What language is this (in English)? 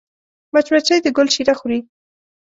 Pashto